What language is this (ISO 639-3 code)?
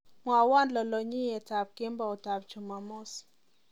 kln